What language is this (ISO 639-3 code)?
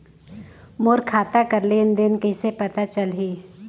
hne